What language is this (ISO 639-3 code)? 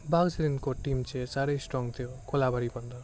nep